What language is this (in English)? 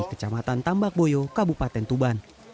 Indonesian